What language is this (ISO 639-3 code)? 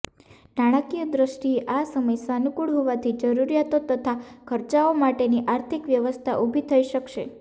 guj